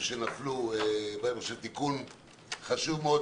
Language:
Hebrew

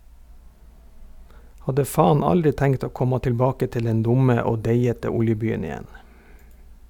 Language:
Norwegian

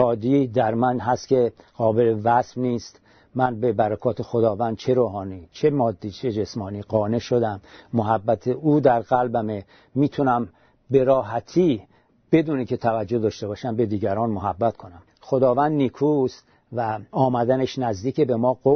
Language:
Persian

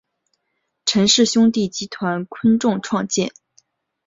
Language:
Chinese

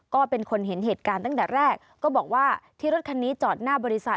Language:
Thai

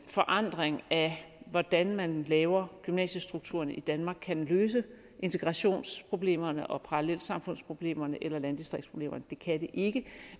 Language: Danish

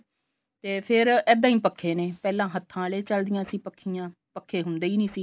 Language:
Punjabi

